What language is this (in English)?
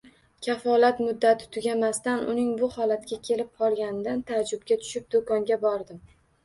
Uzbek